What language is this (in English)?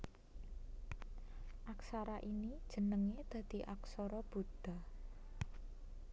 Javanese